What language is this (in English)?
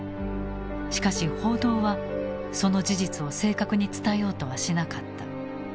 Japanese